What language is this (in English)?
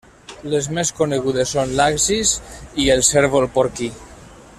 Catalan